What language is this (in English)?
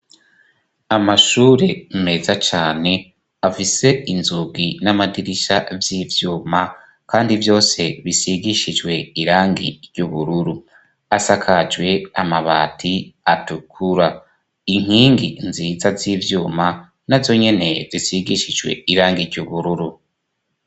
Rundi